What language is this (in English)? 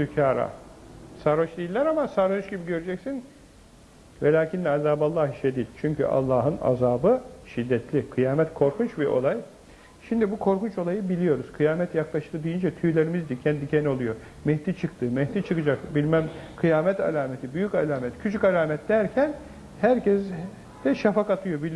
Turkish